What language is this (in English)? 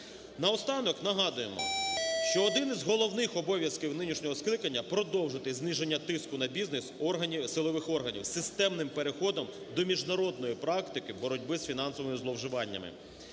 Ukrainian